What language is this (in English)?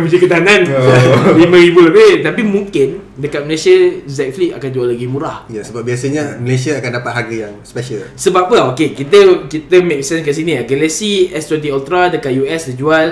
Malay